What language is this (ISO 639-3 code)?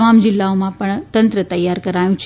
guj